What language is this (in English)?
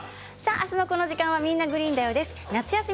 Japanese